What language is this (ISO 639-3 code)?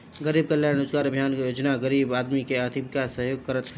bho